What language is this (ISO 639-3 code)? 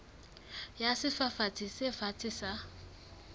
sot